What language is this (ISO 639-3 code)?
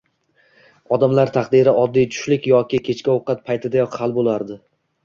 uzb